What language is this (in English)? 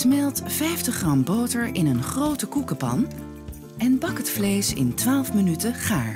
Dutch